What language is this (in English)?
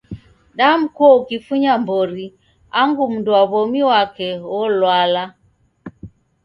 Taita